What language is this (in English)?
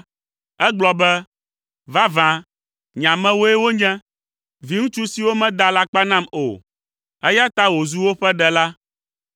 Ewe